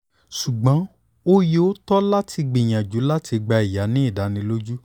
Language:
Yoruba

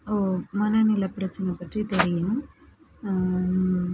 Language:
Tamil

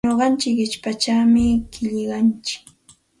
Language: Santa Ana de Tusi Pasco Quechua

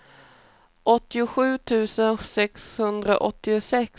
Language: Swedish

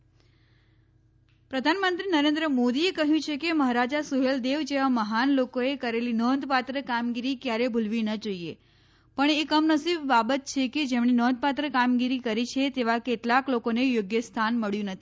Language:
Gujarati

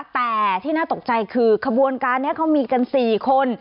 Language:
Thai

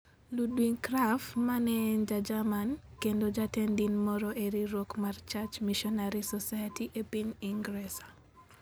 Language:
Luo (Kenya and Tanzania)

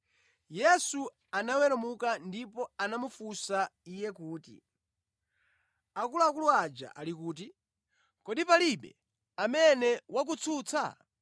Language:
Nyanja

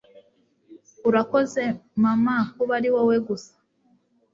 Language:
Kinyarwanda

